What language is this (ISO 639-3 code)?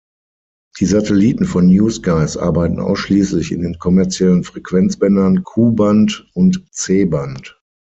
deu